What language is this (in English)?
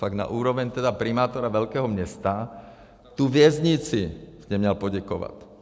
Czech